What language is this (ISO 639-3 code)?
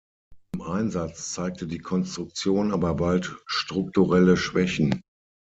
deu